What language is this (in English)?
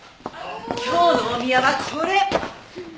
Japanese